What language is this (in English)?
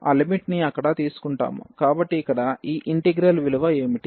Telugu